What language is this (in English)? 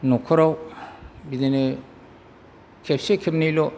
Bodo